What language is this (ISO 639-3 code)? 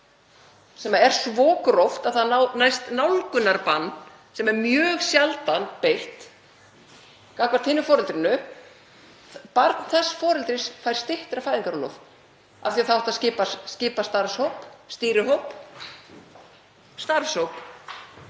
isl